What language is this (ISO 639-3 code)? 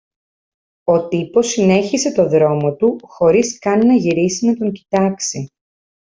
ell